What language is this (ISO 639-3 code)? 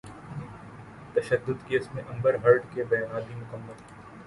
urd